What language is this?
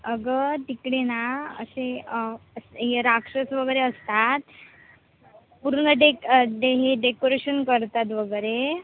Marathi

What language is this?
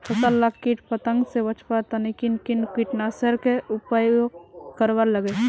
Magahi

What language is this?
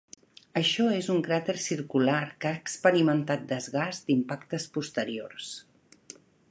Catalan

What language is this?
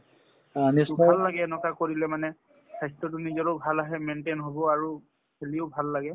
Assamese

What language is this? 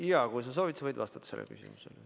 Estonian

